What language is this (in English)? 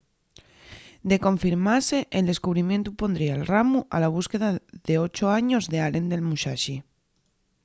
Asturian